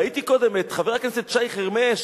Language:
Hebrew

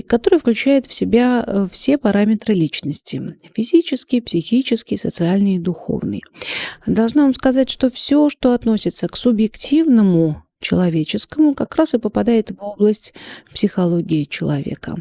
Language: Russian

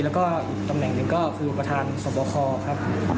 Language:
Thai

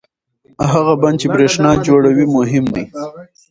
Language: Pashto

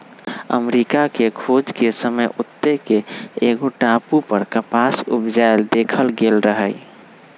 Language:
Magahi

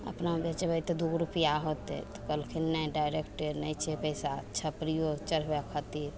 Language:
Maithili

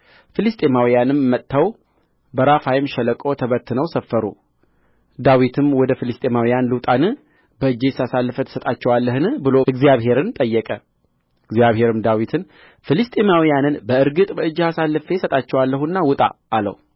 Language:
Amharic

